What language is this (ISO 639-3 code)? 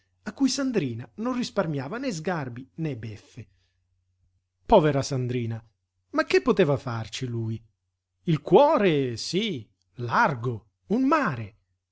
ita